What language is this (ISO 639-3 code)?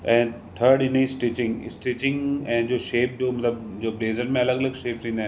snd